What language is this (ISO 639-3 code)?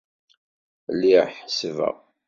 kab